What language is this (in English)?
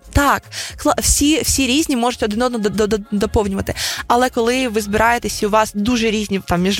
Ukrainian